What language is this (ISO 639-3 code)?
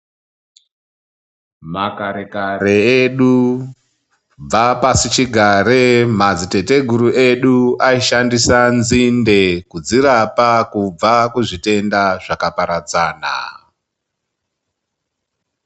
ndc